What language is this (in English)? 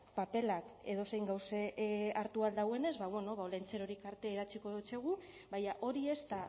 Basque